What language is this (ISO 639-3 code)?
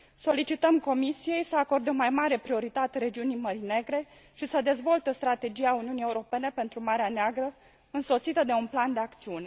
ron